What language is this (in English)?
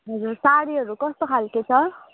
Nepali